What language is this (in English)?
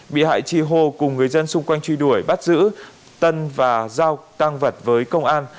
Vietnamese